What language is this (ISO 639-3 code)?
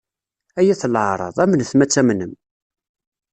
kab